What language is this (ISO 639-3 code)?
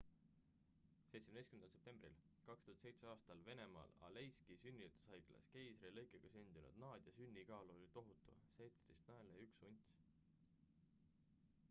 est